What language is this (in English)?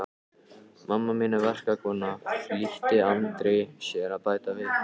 Icelandic